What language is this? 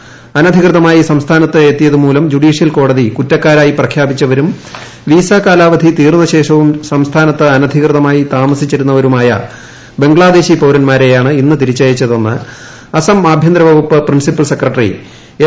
Malayalam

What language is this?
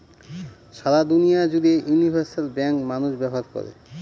Bangla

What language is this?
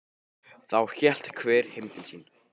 Icelandic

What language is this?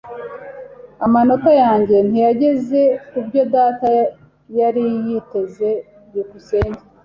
Kinyarwanda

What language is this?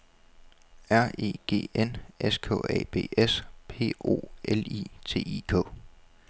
Danish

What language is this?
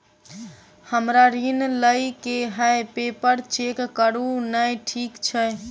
Maithili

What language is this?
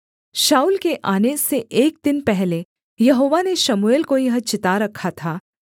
Hindi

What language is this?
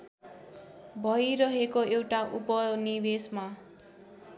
Nepali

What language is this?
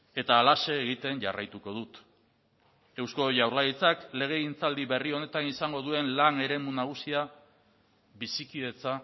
Basque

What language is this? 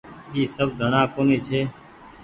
Goaria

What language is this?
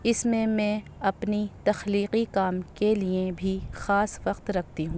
Urdu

